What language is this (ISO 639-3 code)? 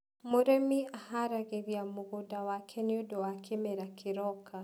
kik